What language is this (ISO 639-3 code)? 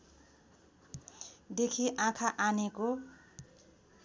nep